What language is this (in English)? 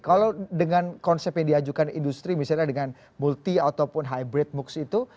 Indonesian